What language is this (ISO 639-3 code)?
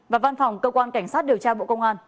vie